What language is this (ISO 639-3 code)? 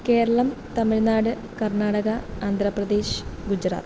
mal